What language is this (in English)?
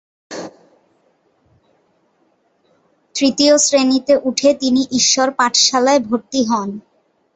Bangla